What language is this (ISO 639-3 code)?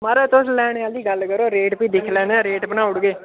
doi